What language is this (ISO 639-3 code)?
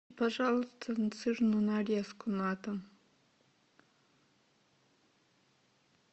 rus